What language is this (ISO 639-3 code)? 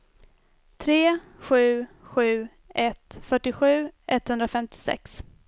swe